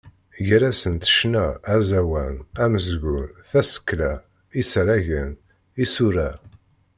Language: Kabyle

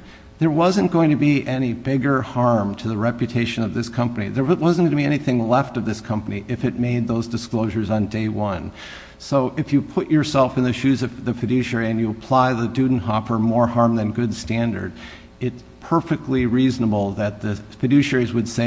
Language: English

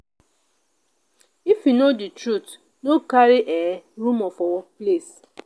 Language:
Nigerian Pidgin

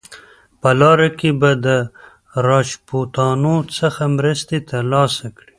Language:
Pashto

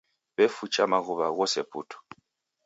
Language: Taita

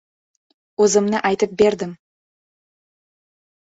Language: Uzbek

